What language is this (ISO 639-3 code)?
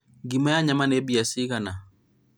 kik